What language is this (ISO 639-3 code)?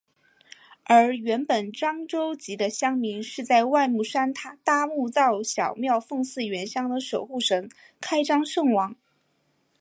zho